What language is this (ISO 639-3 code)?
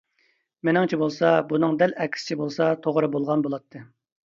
uig